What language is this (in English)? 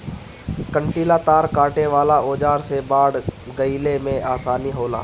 Bhojpuri